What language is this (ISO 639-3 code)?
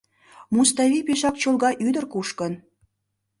chm